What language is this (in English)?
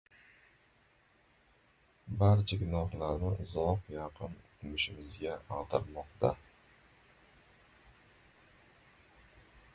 Uzbek